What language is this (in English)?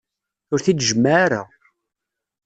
Kabyle